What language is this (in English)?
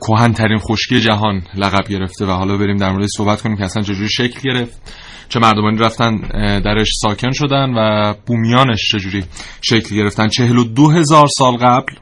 Persian